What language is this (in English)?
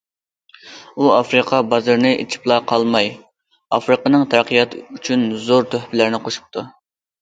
Uyghur